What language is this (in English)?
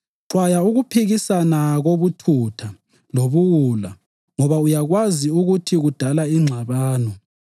North Ndebele